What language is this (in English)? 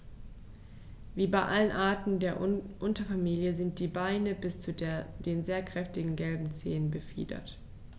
German